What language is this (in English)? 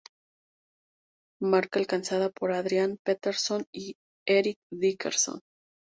Spanish